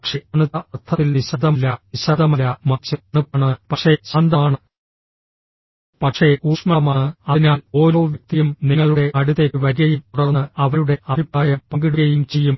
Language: Malayalam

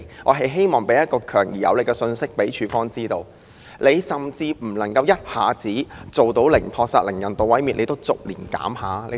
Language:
Cantonese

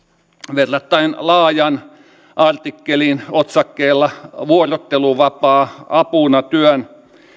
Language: Finnish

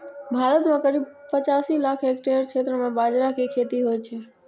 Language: Maithili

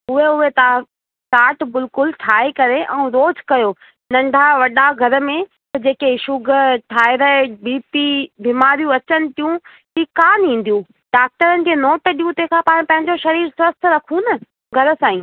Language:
Sindhi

